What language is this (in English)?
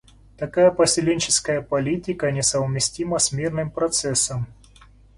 Russian